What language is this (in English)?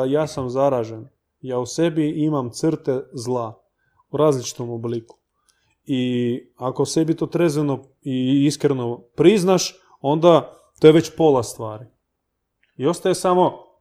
Croatian